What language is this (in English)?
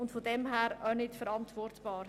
Swiss German